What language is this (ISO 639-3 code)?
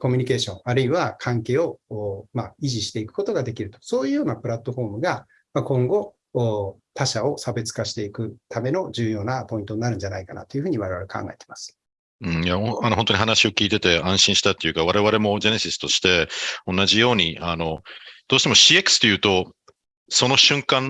jpn